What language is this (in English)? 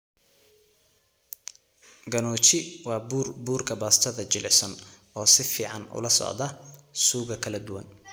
Somali